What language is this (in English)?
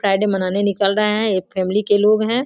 Hindi